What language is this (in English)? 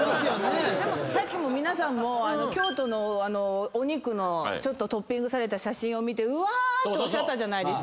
Japanese